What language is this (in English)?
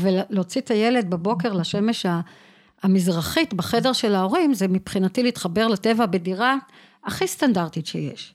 Hebrew